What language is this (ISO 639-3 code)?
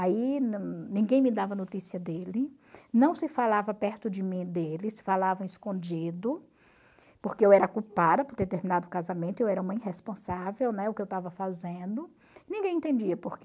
por